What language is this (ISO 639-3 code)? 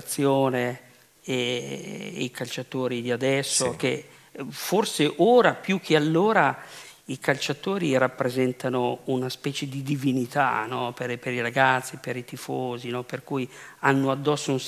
ita